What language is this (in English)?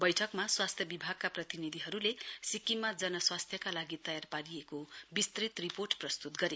Nepali